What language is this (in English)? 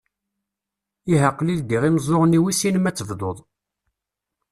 Kabyle